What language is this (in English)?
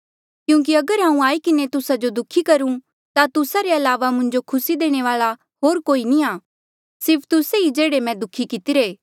Mandeali